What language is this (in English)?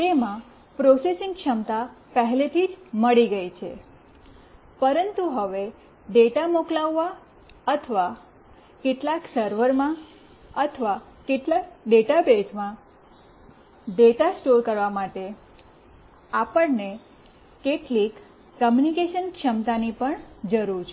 Gujarati